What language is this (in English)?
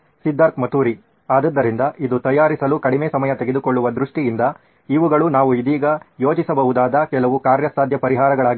Kannada